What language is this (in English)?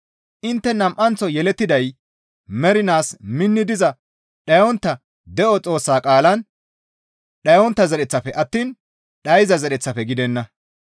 Gamo